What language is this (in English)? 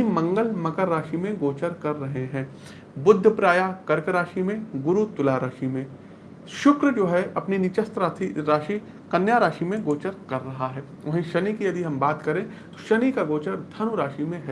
Hindi